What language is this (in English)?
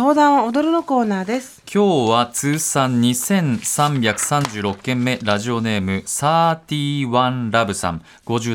Japanese